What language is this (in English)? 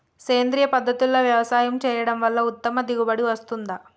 Telugu